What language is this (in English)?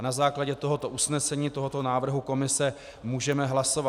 Czech